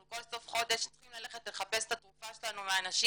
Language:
Hebrew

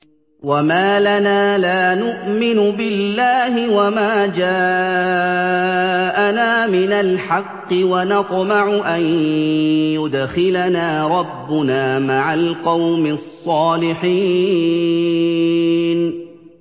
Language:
Arabic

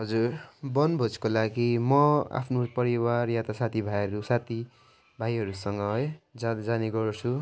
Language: Nepali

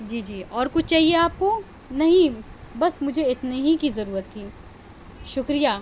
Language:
Urdu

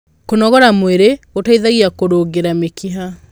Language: Kikuyu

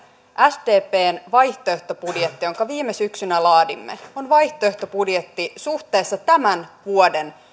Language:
Finnish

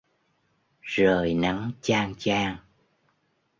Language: Vietnamese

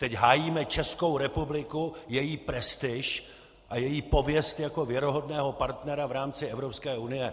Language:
Czech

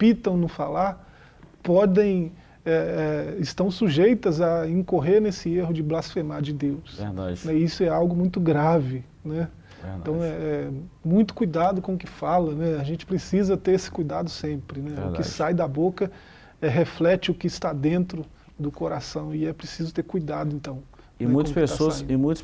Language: Portuguese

